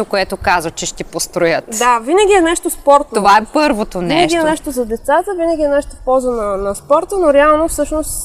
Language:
Bulgarian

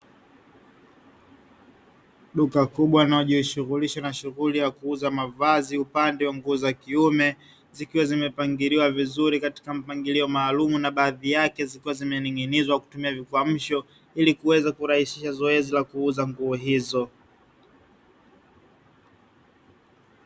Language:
Swahili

